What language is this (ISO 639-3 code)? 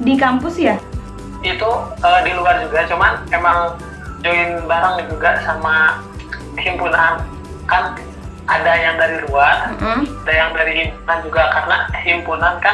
ind